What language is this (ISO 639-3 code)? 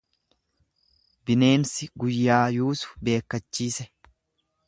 orm